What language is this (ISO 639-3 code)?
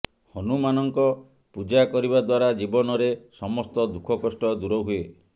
ori